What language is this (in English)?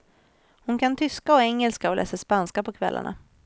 Swedish